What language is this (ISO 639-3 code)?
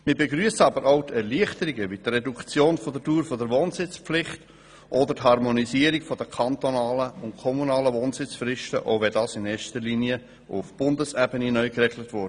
gsw